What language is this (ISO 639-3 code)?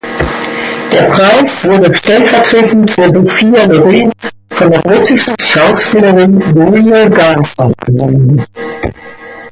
deu